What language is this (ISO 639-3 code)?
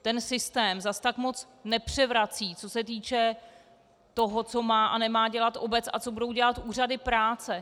ces